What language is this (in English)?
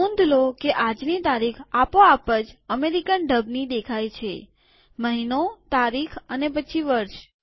Gujarati